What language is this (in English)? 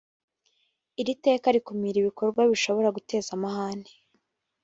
Kinyarwanda